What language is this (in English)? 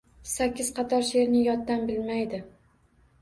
Uzbek